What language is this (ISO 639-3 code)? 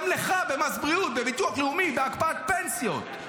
heb